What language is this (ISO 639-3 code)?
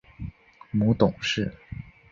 zho